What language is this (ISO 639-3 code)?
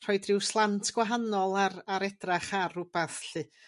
cym